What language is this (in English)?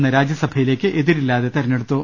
Malayalam